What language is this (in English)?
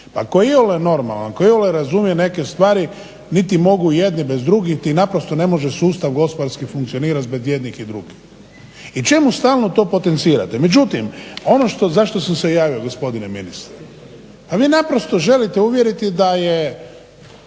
Croatian